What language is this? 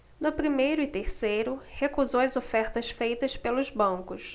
Portuguese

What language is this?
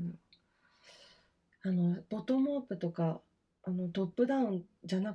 Japanese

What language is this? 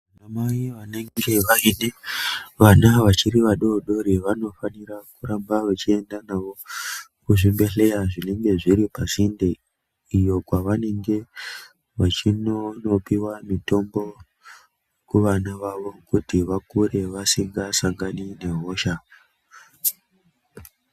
Ndau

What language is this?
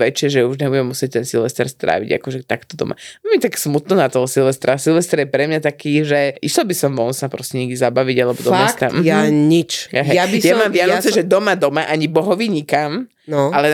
Slovak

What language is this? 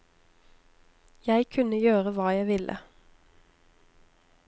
Norwegian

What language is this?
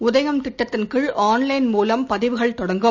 Tamil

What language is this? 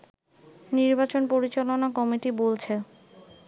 Bangla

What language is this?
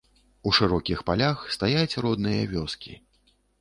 Belarusian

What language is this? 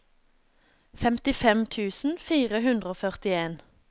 Norwegian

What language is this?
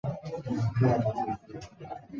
Chinese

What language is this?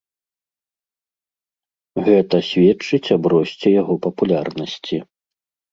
Belarusian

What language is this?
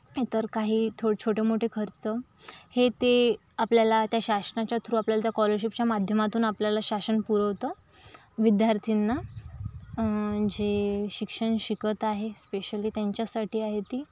Marathi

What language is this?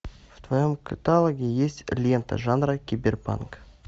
Russian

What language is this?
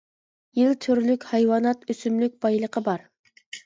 Uyghur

